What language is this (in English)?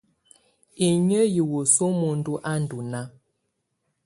Tunen